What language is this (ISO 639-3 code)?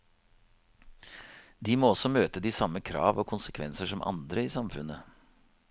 nor